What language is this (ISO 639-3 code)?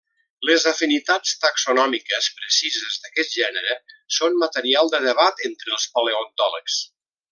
cat